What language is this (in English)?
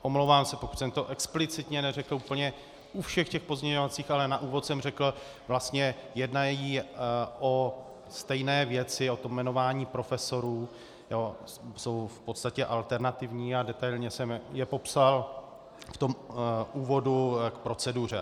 Czech